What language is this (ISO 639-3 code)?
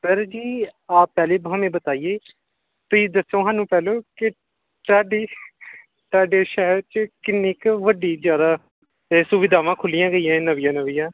pan